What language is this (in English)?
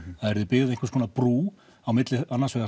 Icelandic